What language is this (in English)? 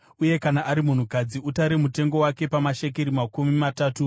Shona